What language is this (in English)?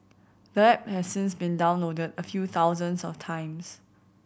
English